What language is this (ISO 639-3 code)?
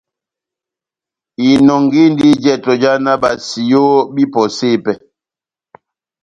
bnm